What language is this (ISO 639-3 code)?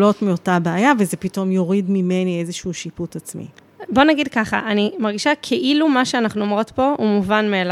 heb